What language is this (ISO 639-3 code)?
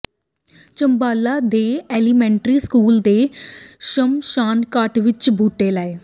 pan